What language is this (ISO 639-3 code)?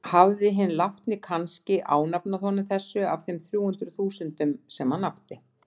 isl